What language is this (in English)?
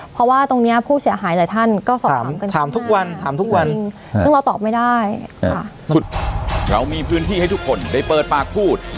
Thai